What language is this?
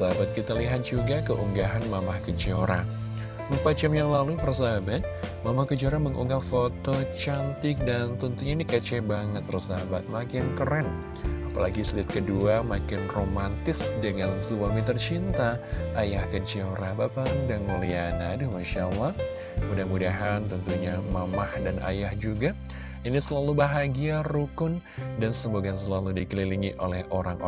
Indonesian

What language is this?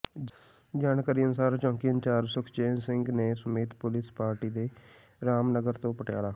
Punjabi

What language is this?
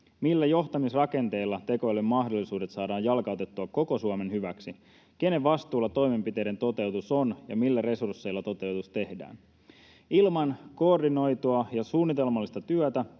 Finnish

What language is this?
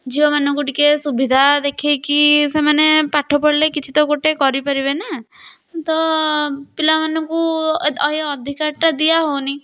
Odia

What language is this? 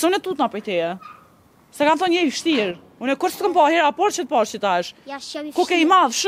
Romanian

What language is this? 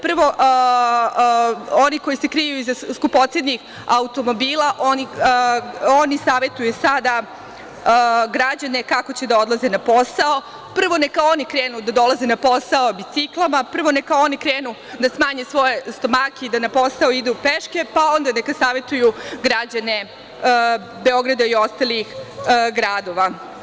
Serbian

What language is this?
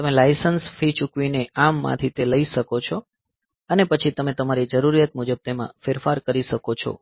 Gujarati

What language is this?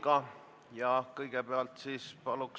Estonian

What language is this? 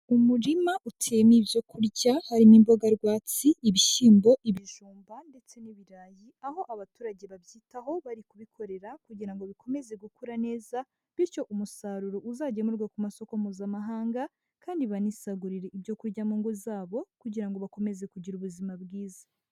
Kinyarwanda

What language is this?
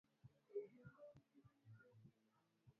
Swahili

